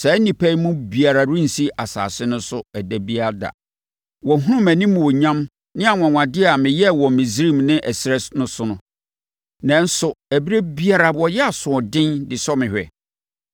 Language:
Akan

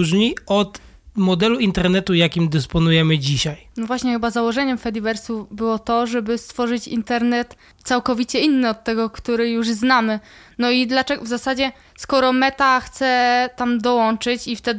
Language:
Polish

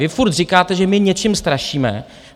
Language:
Czech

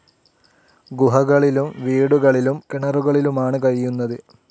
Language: Malayalam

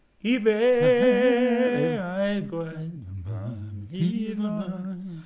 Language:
Welsh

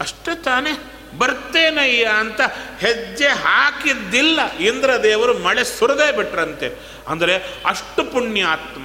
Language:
Kannada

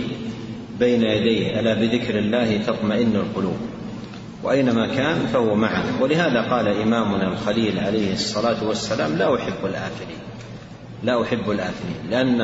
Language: Arabic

